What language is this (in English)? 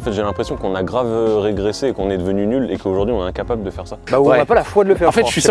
French